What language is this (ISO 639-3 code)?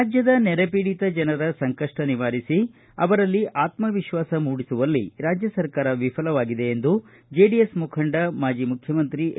kan